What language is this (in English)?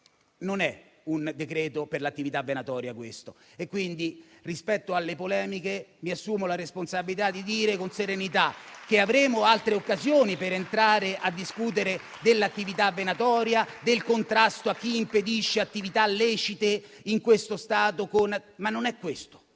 Italian